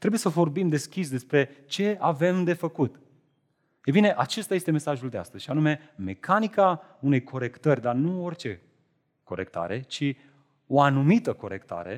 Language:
Romanian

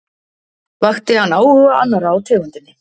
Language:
Icelandic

